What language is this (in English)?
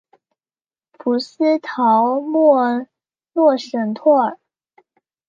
Chinese